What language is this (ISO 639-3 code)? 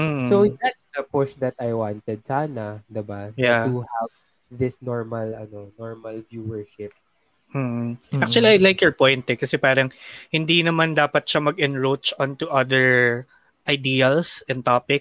fil